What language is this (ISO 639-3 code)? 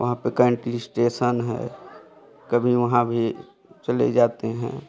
hin